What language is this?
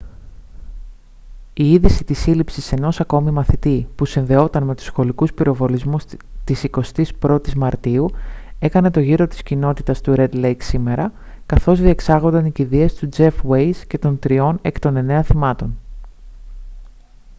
Greek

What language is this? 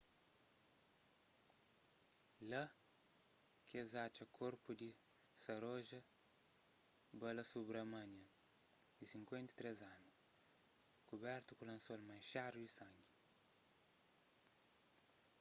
Kabuverdianu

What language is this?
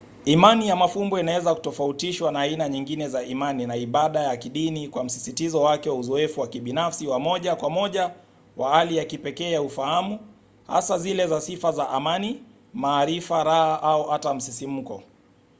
Swahili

